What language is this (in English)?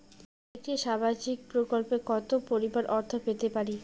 Bangla